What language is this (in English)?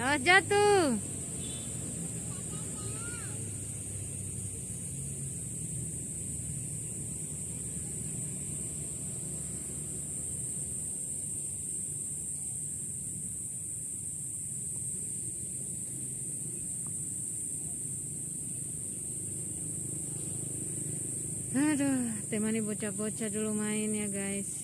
Indonesian